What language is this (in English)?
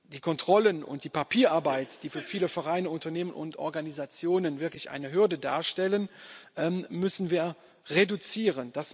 German